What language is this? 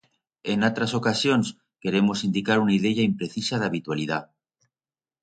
Aragonese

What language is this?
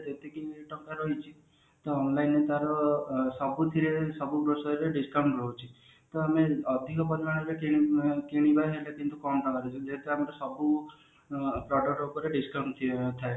Odia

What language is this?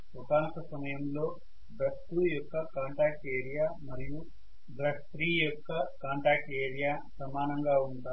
Telugu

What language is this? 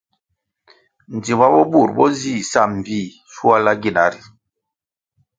Kwasio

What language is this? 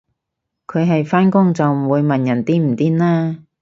Cantonese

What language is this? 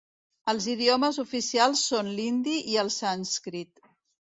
Catalan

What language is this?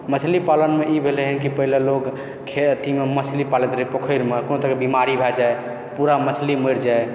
Maithili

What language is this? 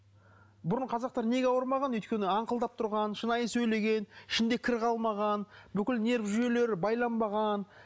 Kazakh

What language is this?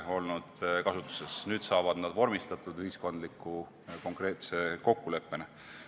Estonian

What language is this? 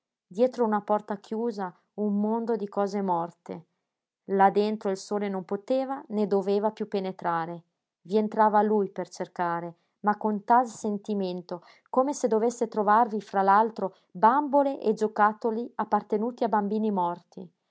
Italian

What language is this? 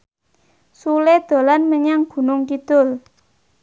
Javanese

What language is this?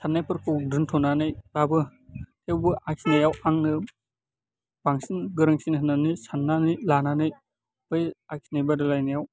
Bodo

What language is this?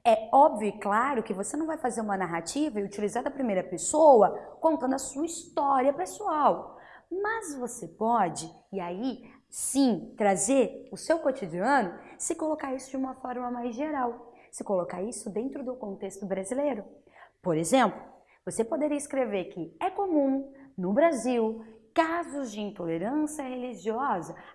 Portuguese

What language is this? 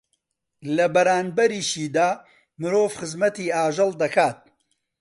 Central Kurdish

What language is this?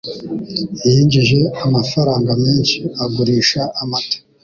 Kinyarwanda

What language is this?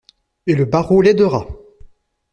French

